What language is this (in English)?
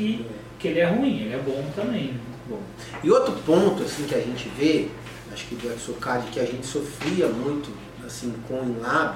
Portuguese